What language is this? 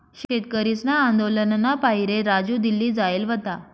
Marathi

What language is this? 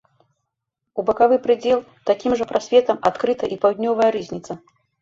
Belarusian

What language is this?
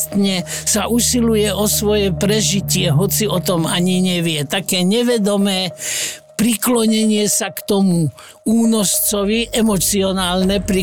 Slovak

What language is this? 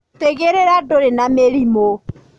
Kikuyu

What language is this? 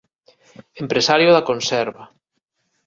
Galician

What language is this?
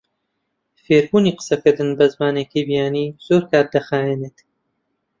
Central Kurdish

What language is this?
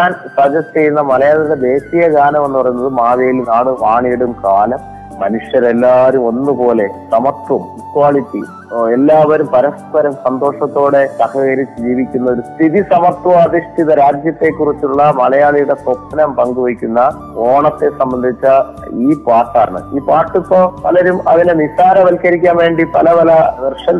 Malayalam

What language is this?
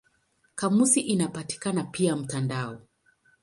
Swahili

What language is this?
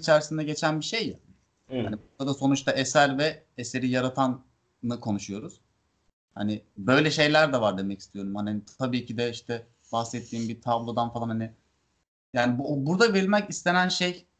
Turkish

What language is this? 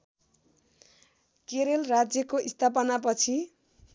Nepali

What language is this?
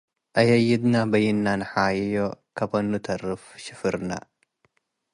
Tigre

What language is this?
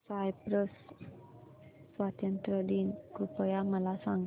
Marathi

